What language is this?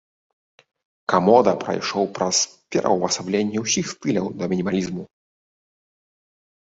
Belarusian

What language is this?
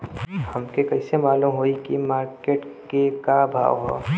Bhojpuri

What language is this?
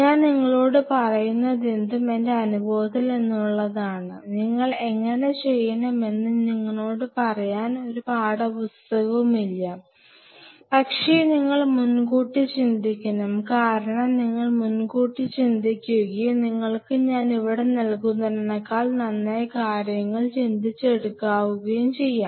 Malayalam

